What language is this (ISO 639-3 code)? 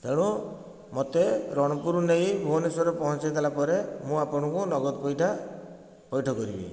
ori